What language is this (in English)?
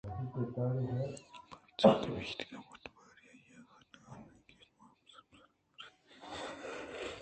Eastern Balochi